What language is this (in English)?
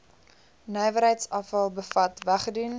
Afrikaans